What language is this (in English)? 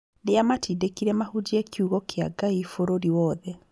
Kikuyu